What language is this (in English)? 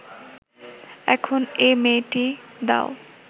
Bangla